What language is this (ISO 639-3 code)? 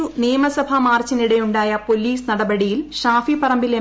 mal